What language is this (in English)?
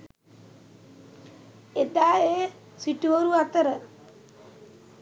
Sinhala